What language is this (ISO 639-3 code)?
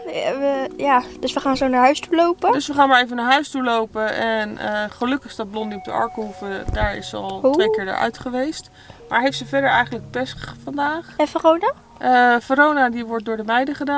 nld